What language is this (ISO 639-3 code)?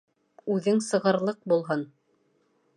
bak